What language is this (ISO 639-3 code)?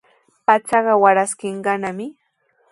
qws